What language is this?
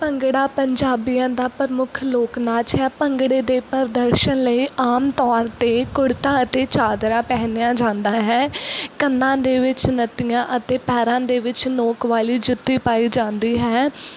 Punjabi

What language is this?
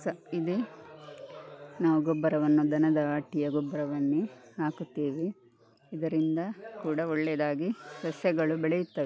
Kannada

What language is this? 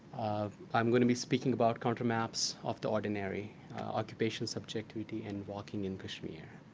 English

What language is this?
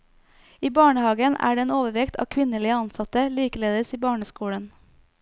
Norwegian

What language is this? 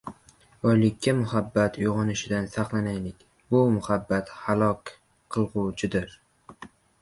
Uzbek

